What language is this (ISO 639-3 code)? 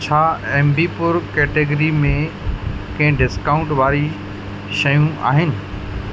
snd